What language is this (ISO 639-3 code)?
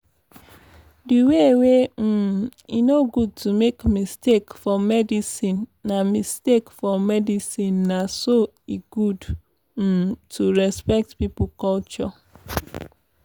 pcm